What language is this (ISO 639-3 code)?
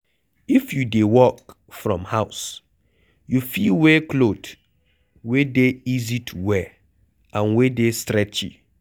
pcm